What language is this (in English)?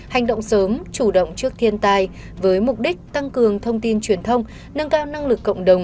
Vietnamese